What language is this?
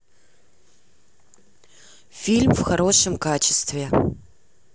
Russian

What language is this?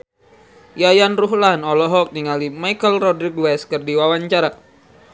Sundanese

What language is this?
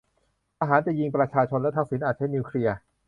Thai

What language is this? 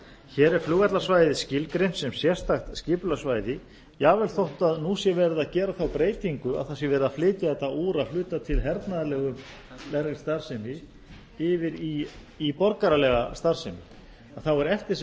Icelandic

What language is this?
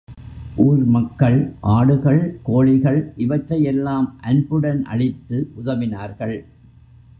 Tamil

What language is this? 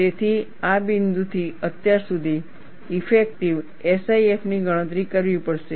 Gujarati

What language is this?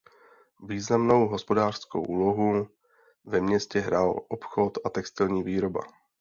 Czech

